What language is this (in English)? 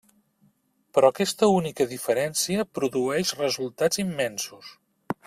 Catalan